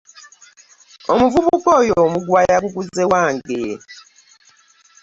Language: Ganda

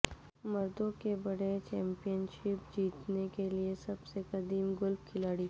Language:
Urdu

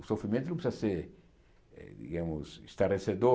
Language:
Portuguese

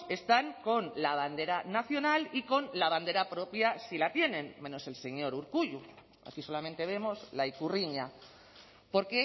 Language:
Spanish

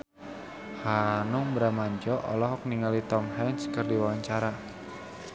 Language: Sundanese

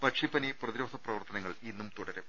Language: Malayalam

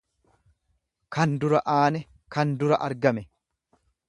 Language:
Oromo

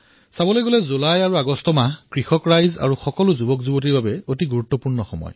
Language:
Assamese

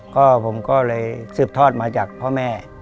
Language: Thai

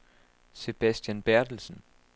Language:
Danish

